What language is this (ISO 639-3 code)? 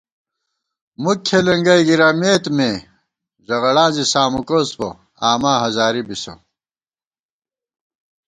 gwt